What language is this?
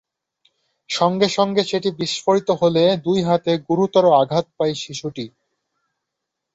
Bangla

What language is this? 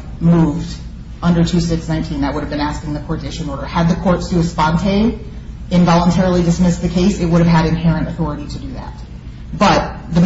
English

